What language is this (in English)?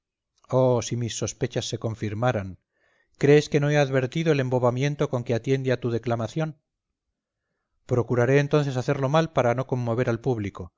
Spanish